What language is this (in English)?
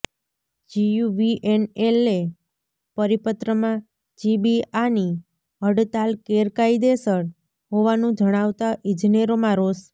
Gujarati